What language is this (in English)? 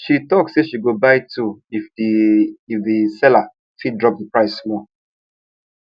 Nigerian Pidgin